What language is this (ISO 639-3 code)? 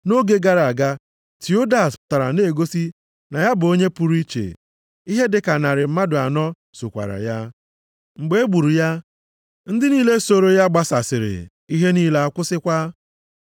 ibo